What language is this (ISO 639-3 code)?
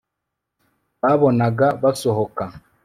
kin